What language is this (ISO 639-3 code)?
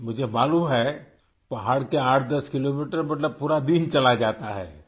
urd